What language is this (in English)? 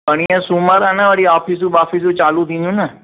Sindhi